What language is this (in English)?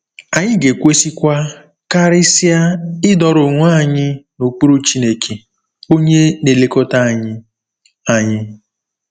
Igbo